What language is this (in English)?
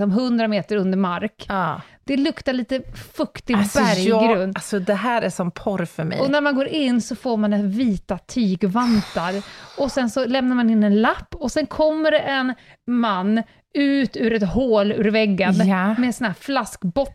Swedish